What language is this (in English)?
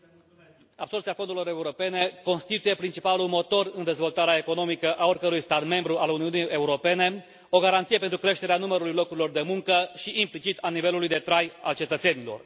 Romanian